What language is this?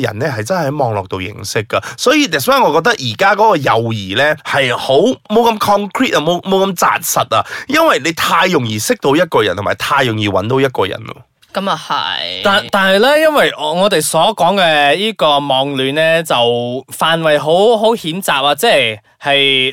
Chinese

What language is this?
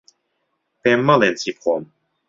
Central Kurdish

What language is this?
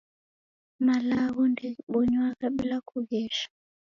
Taita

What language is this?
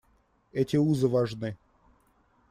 Russian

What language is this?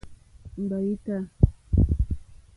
Mokpwe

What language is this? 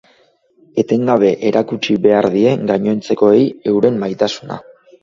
Basque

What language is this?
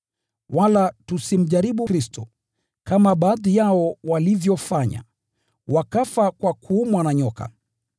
Swahili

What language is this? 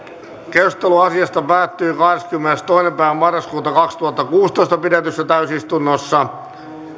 Finnish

